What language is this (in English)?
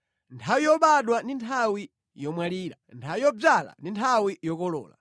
Nyanja